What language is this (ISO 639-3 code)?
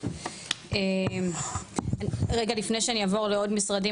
heb